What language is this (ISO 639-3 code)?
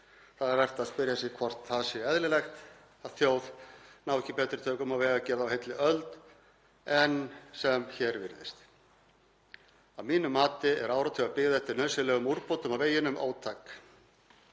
isl